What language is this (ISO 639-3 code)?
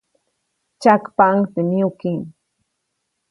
zoc